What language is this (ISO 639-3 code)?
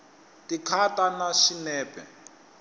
tso